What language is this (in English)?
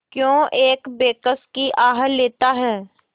Hindi